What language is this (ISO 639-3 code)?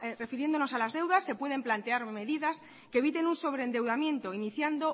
spa